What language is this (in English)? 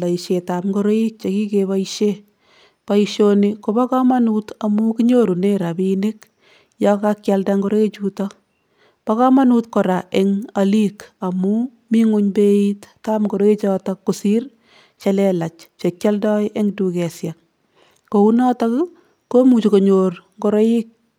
Kalenjin